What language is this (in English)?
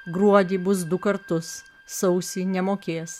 Lithuanian